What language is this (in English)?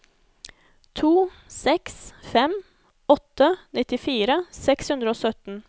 Norwegian